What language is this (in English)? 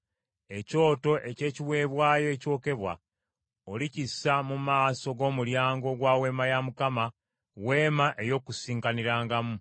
Ganda